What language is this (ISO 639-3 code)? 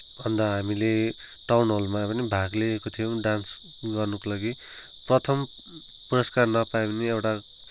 nep